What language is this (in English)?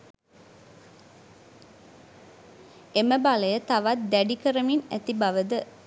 Sinhala